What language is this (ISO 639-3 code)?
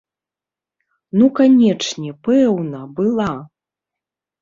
bel